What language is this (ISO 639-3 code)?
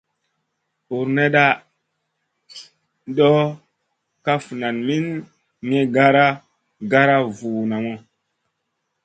mcn